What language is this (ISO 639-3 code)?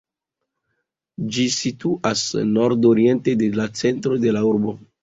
epo